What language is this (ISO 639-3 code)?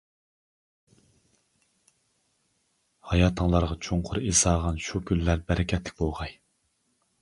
uig